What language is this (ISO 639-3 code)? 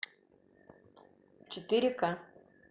rus